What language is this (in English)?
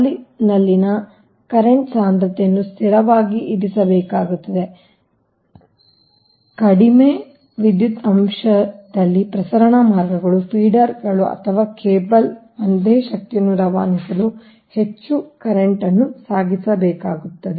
Kannada